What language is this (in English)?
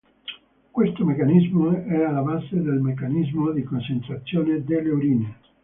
Italian